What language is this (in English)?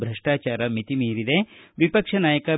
Kannada